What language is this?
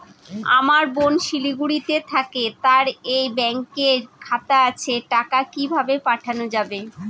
Bangla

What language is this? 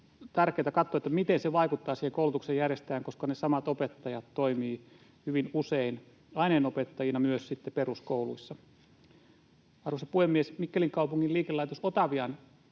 Finnish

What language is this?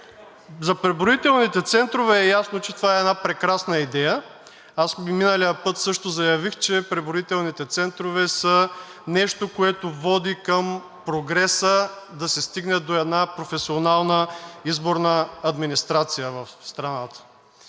Bulgarian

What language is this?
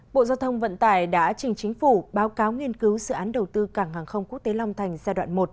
Vietnamese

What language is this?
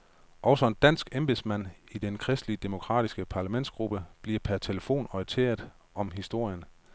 Danish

